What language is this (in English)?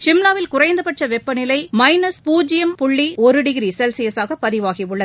Tamil